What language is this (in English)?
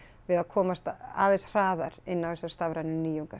Icelandic